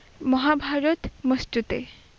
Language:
Bangla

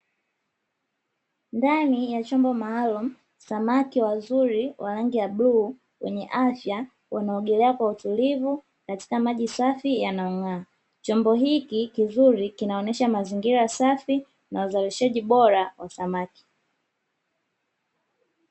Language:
Swahili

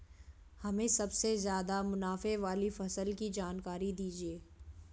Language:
Hindi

